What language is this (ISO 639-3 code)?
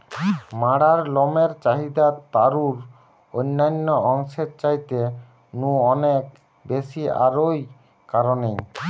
ben